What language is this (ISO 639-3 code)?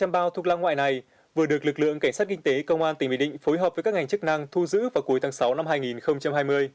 vie